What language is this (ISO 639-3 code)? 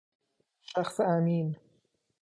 fas